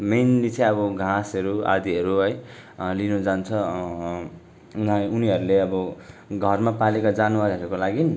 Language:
Nepali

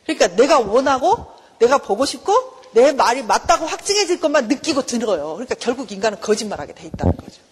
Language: Korean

